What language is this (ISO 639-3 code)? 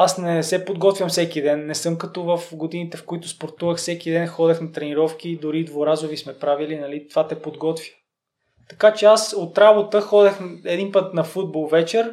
bul